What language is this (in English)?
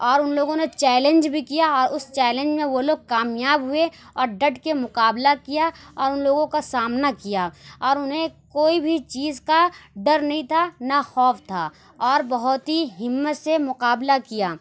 Urdu